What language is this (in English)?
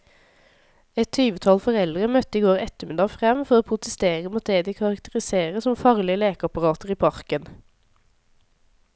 Norwegian